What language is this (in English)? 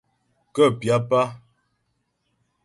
Ghomala